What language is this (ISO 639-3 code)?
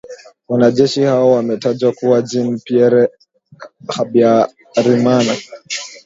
swa